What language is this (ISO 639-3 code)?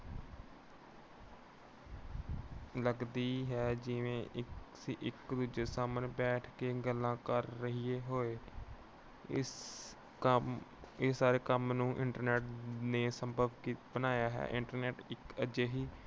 pan